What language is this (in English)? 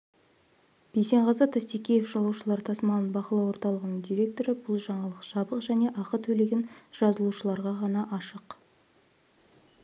Kazakh